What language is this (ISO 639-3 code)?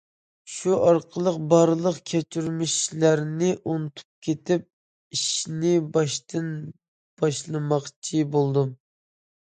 uig